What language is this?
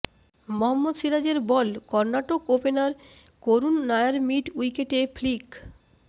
Bangla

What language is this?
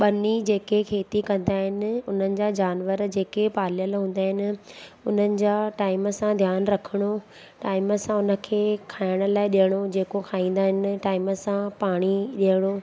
Sindhi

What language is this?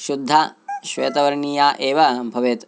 Sanskrit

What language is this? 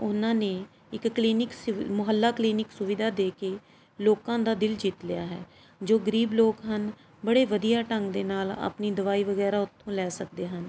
Punjabi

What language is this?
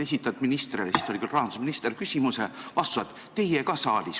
Estonian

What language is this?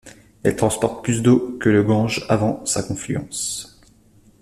French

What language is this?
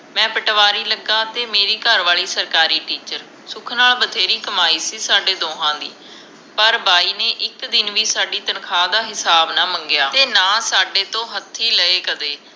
Punjabi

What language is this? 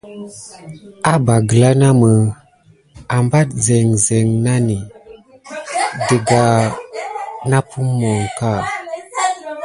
Gidar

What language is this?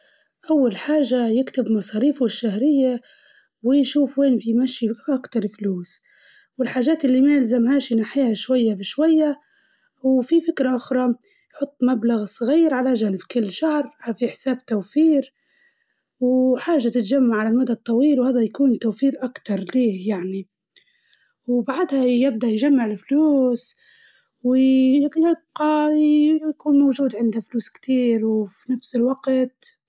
Libyan Arabic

